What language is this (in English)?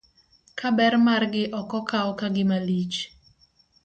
Luo (Kenya and Tanzania)